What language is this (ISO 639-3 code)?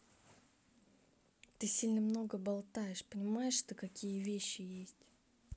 rus